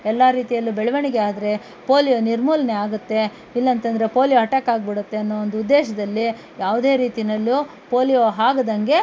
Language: Kannada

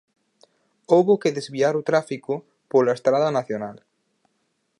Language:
Galician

